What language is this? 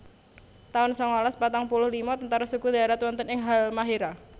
Javanese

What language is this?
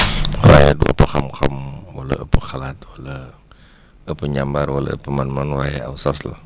Wolof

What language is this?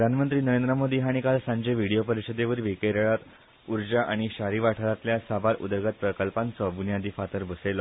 Konkani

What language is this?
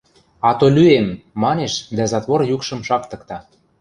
Western Mari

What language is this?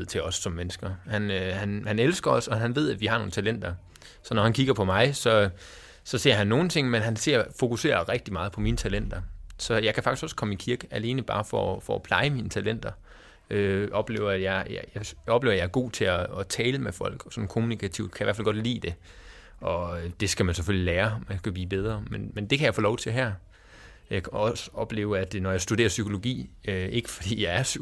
Danish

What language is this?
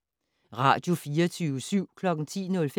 Danish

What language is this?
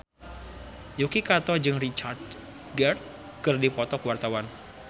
Sundanese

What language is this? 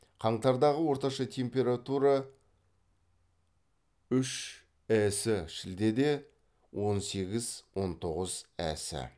Kazakh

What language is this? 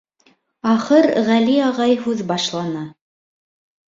Bashkir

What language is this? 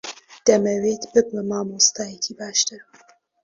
Central Kurdish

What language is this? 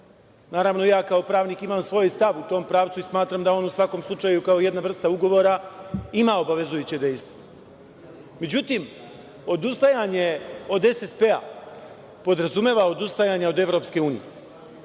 Serbian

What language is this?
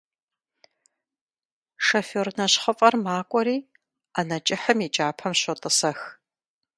Kabardian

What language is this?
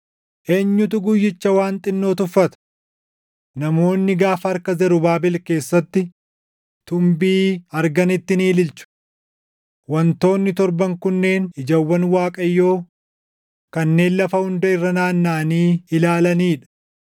Oromo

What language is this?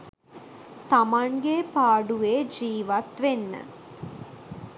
Sinhala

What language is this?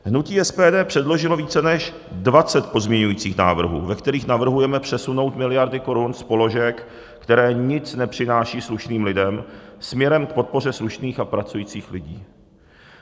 Czech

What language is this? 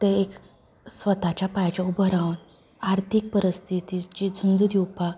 Konkani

